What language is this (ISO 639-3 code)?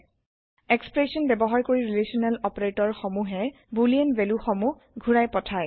asm